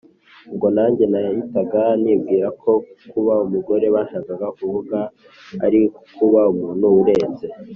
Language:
Kinyarwanda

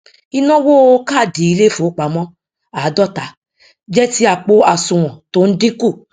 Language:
Yoruba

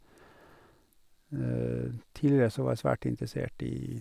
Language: Norwegian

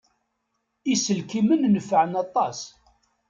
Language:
Kabyle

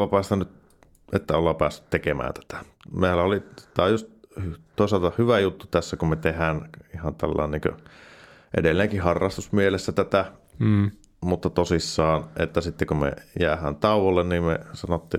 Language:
Finnish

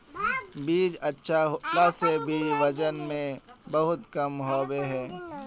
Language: Magahi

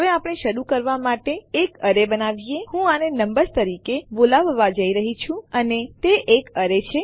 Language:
Gujarati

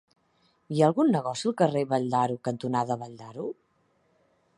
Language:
Catalan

